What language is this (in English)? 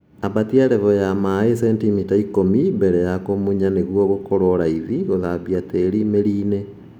Kikuyu